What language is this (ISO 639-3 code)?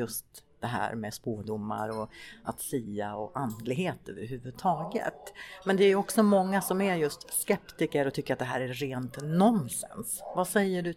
swe